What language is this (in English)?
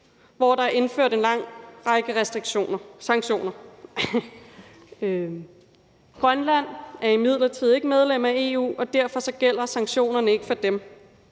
Danish